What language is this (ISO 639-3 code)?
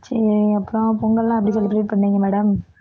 tam